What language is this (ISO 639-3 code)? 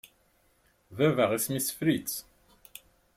kab